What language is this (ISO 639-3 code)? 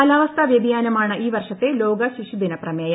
mal